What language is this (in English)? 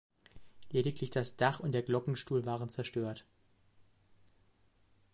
German